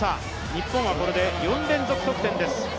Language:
Japanese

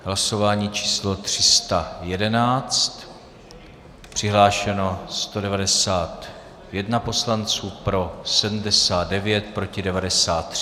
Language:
Czech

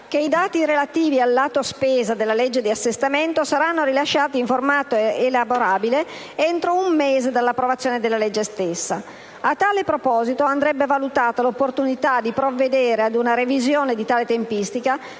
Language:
Italian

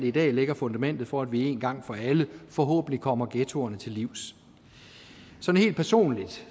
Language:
Danish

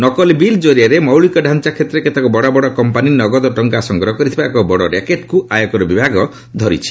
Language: Odia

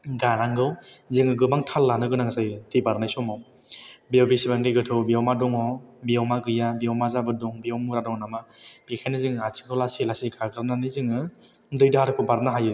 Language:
Bodo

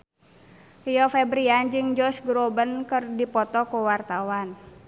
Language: Sundanese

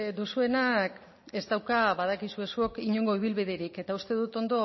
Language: Basque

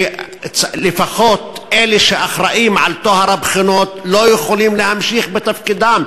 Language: Hebrew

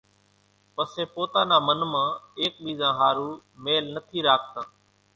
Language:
Kachi Koli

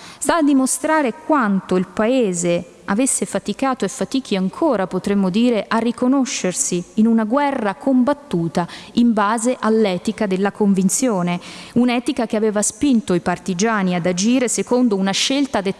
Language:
Italian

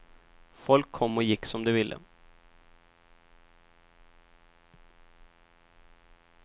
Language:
Swedish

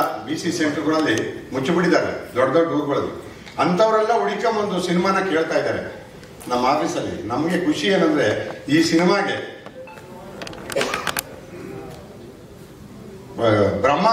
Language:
Romanian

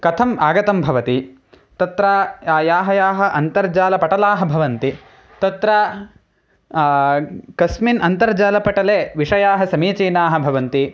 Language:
Sanskrit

